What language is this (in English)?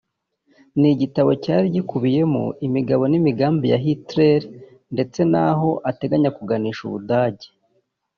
Kinyarwanda